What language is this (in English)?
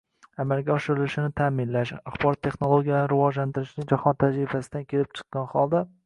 Uzbek